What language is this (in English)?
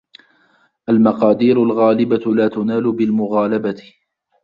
Arabic